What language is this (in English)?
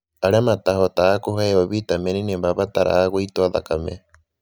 Kikuyu